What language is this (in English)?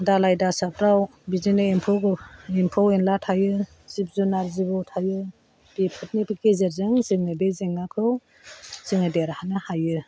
Bodo